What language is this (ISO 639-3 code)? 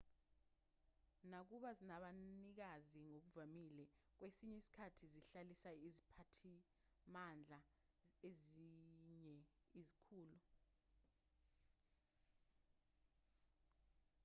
zul